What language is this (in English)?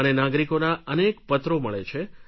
Gujarati